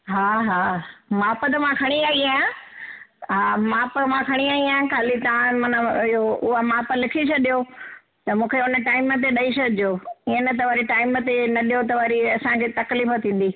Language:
Sindhi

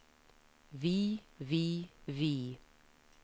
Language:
Norwegian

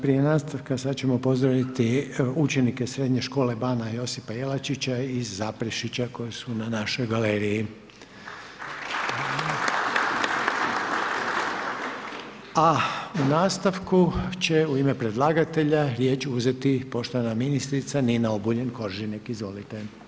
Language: Croatian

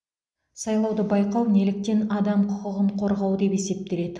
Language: Kazakh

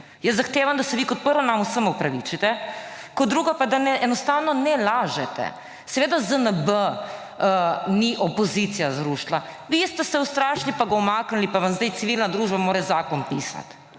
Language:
Slovenian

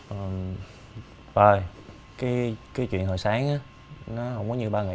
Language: Vietnamese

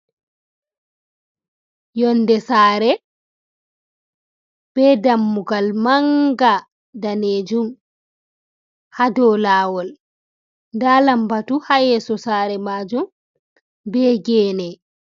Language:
Fula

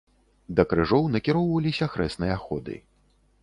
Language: Belarusian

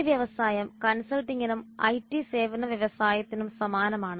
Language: Malayalam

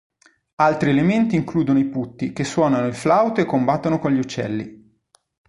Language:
Italian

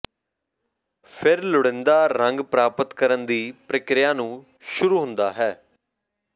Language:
Punjabi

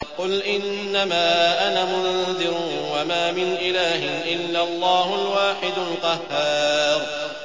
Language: Arabic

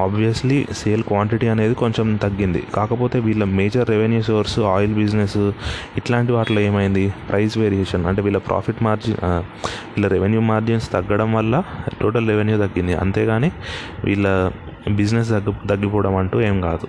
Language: Telugu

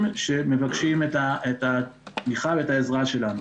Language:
Hebrew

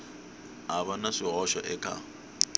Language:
Tsonga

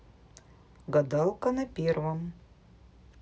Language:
Russian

